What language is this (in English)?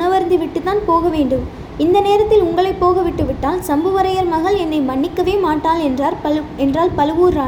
Tamil